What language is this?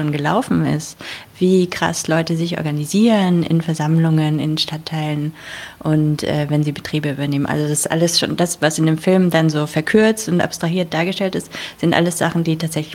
German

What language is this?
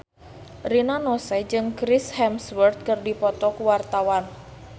Sundanese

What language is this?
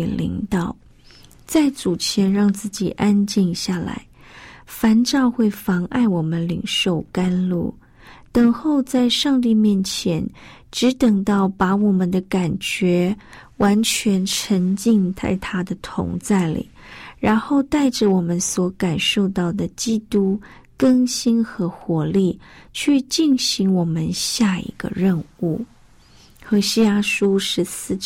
Chinese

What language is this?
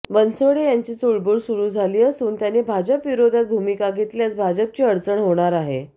Marathi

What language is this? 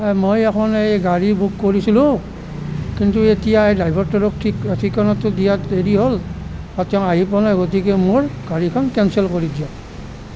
Assamese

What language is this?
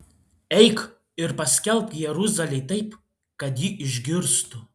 Lithuanian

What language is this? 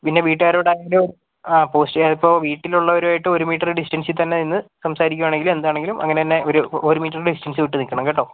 Malayalam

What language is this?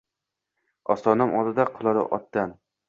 Uzbek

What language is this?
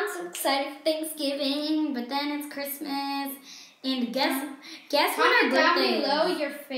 English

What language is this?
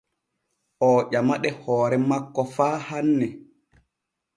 Borgu Fulfulde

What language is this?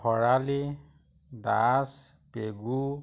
Assamese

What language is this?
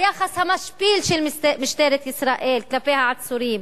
Hebrew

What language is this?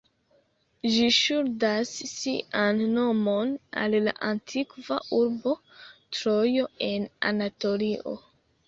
Esperanto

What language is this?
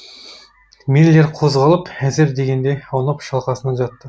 Kazakh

